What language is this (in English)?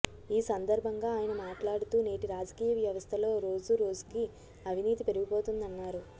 Telugu